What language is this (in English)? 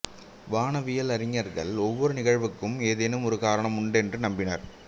Tamil